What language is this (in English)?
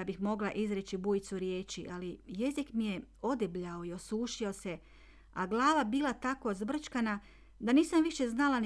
Croatian